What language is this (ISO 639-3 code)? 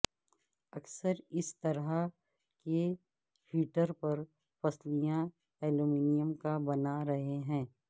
urd